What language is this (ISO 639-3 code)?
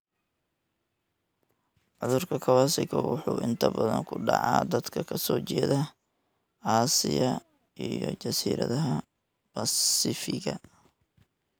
som